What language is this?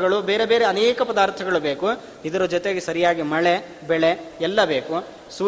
Kannada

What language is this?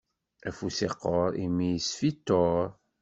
Kabyle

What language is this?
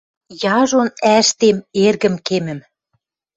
Western Mari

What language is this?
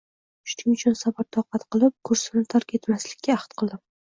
Uzbek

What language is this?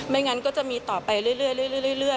Thai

